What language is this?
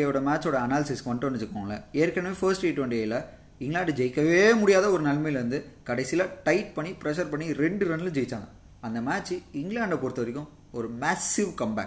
Tamil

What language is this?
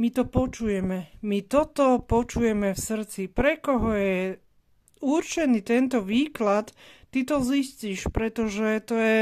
Slovak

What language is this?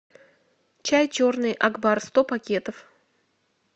Russian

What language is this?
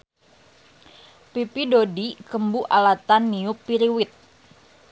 Sundanese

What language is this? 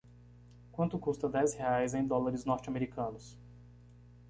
Portuguese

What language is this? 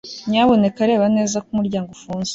Kinyarwanda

